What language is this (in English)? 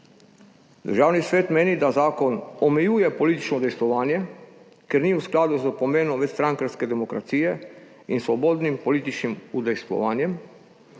Slovenian